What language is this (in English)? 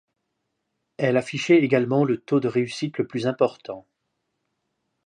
French